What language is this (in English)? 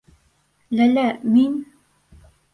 Bashkir